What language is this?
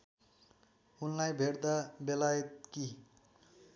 Nepali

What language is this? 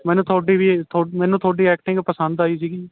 Punjabi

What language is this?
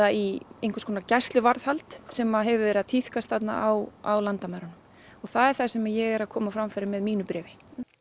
Icelandic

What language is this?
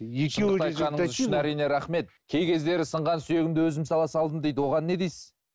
Kazakh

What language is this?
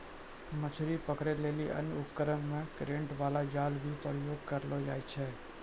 Maithili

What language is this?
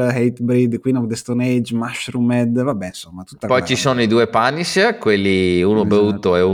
Italian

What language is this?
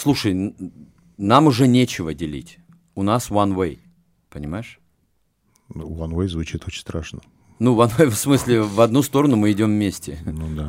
Russian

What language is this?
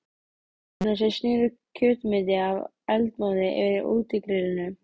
Icelandic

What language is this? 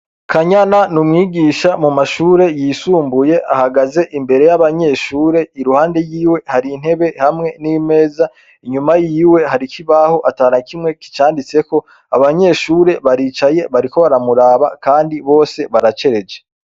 Rundi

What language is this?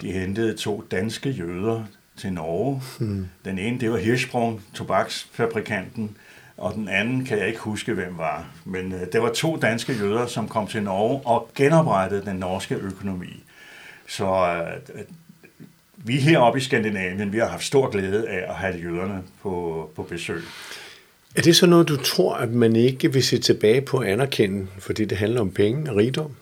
Danish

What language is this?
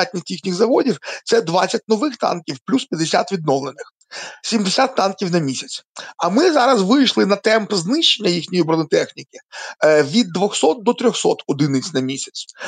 Ukrainian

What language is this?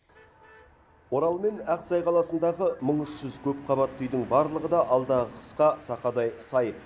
Kazakh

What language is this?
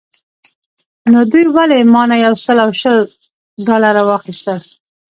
Pashto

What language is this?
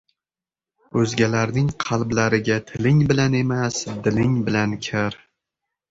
Uzbek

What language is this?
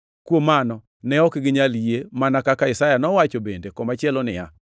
Luo (Kenya and Tanzania)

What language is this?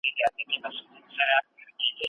Pashto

